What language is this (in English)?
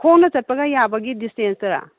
Manipuri